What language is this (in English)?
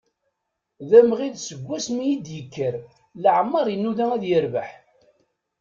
Kabyle